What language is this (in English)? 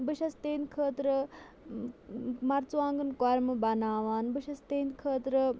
Kashmiri